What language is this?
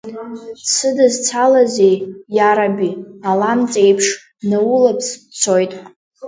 Abkhazian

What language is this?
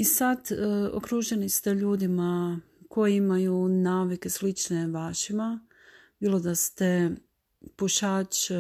Croatian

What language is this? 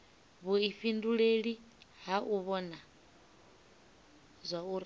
Venda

